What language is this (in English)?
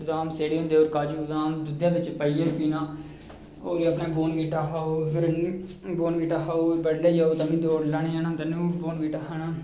Dogri